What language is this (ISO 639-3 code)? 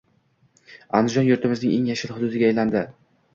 uzb